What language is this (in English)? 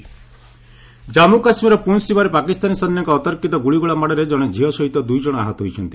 Odia